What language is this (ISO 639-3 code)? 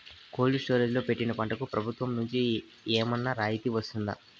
tel